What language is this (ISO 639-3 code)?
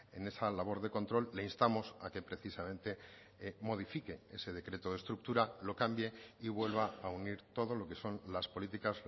spa